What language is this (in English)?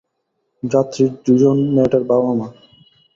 Bangla